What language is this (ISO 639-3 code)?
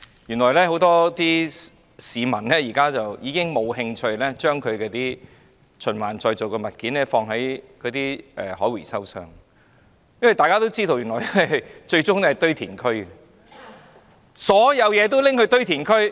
yue